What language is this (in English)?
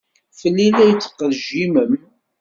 Kabyle